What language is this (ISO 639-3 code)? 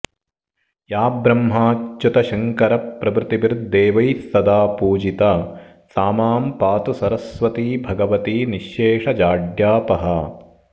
san